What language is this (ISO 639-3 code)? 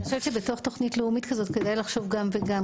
heb